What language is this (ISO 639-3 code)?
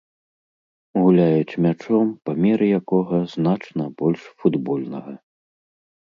bel